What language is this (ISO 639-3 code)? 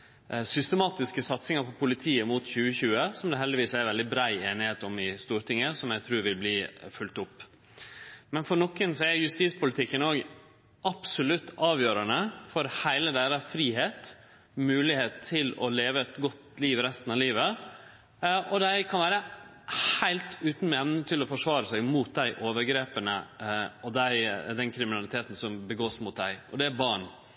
nno